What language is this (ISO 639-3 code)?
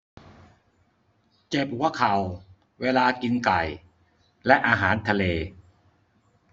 tha